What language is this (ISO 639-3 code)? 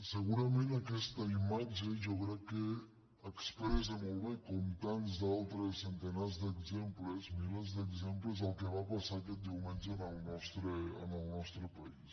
cat